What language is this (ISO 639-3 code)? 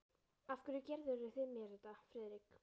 isl